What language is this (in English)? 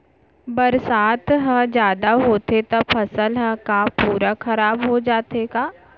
Chhattisgarhi